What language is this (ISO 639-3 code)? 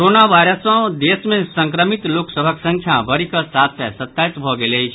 mai